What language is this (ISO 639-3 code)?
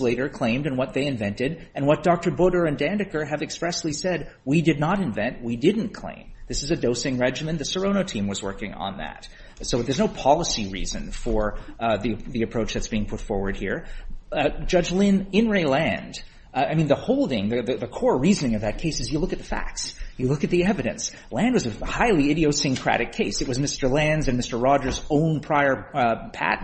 eng